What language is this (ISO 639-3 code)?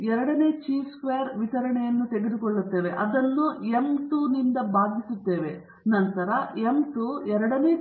kan